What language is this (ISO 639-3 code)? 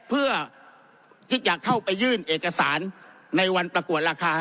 tha